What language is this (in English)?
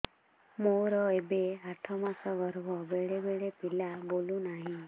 Odia